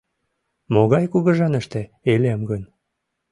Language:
Mari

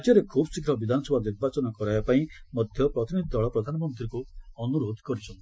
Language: Odia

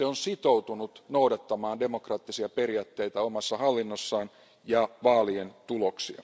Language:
Finnish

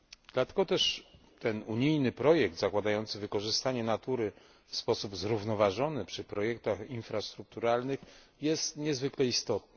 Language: Polish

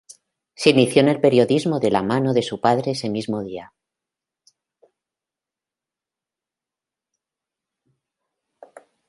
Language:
Spanish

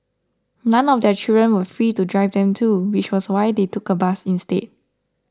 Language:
English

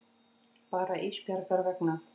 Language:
Icelandic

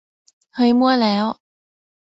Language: Thai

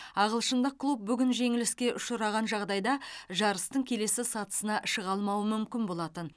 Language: Kazakh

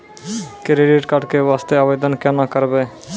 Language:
Maithili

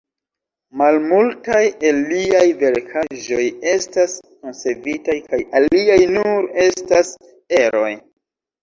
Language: Esperanto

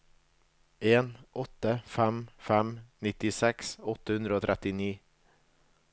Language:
Norwegian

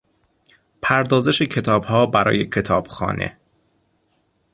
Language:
Persian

